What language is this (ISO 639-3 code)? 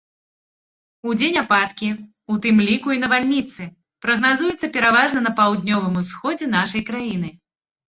bel